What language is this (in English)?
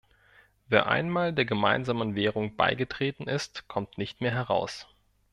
German